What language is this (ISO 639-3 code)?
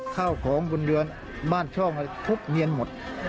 tha